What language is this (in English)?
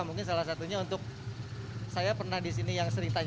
Indonesian